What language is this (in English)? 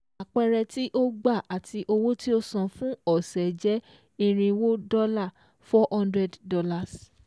Yoruba